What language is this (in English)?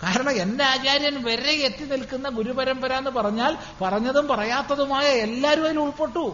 Malayalam